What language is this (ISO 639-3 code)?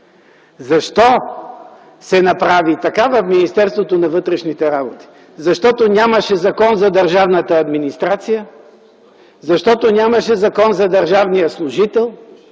bul